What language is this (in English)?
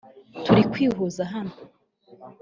Kinyarwanda